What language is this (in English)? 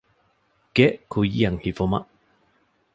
Divehi